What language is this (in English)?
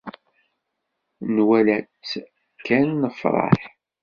Kabyle